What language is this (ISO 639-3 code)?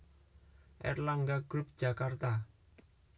jav